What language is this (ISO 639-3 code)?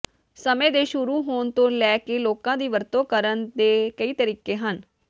pan